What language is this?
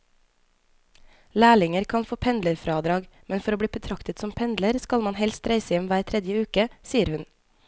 Norwegian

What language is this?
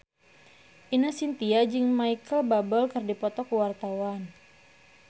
Sundanese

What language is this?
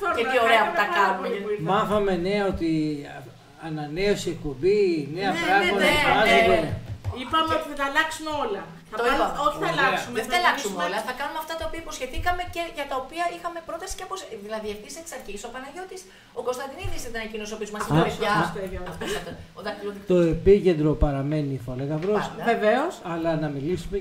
Greek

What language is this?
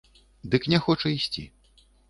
Belarusian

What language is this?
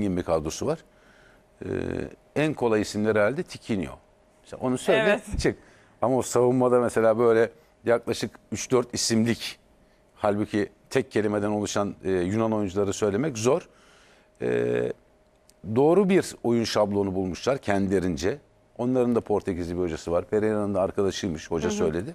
Turkish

